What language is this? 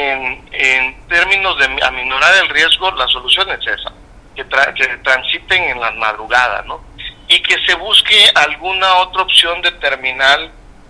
Spanish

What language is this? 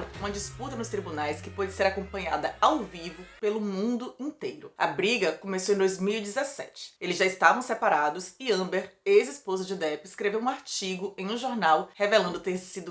Portuguese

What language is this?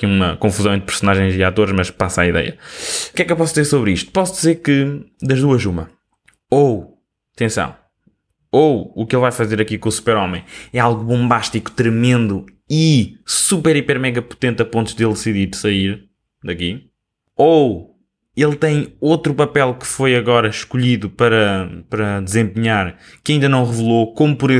Portuguese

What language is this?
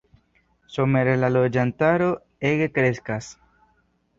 Esperanto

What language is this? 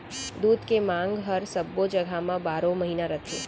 Chhattisgarhi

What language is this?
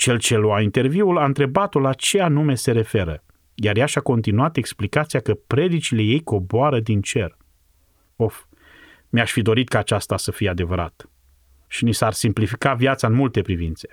Romanian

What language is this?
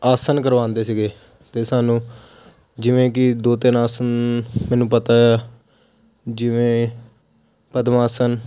Punjabi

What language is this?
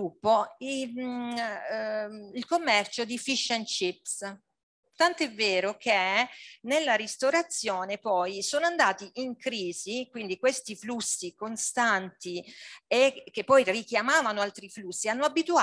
Italian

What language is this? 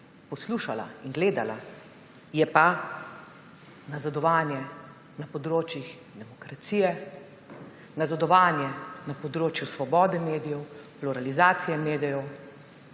Slovenian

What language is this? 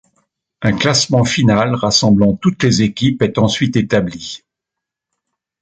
French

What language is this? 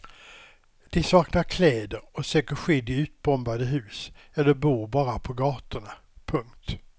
Swedish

